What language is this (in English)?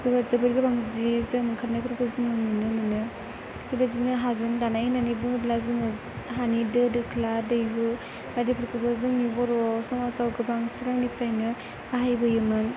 Bodo